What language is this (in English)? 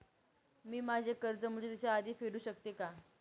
Marathi